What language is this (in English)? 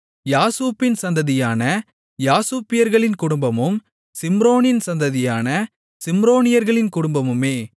Tamil